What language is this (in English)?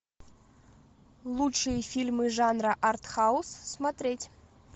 Russian